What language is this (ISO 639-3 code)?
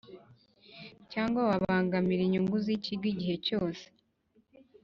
kin